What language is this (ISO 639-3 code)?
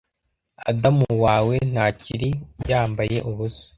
kin